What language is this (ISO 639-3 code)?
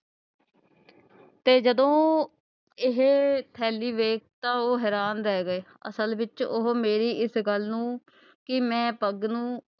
pan